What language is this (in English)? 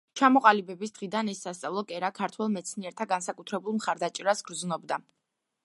Georgian